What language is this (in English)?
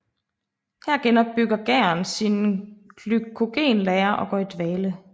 Danish